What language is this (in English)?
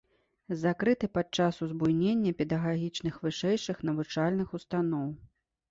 Belarusian